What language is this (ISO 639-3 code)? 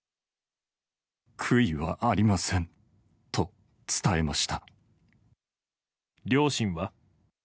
jpn